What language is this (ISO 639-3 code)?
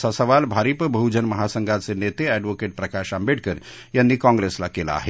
mar